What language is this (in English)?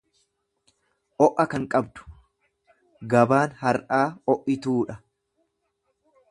Oromo